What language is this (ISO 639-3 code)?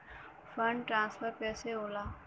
bho